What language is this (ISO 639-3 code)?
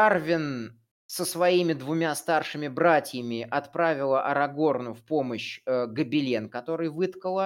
rus